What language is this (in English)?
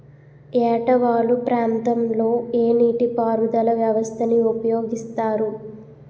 Telugu